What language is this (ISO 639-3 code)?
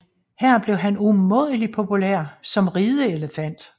dan